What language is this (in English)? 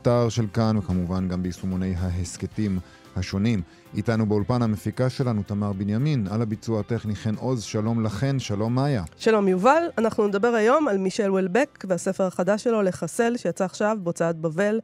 Hebrew